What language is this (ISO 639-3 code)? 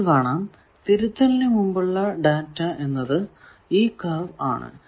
mal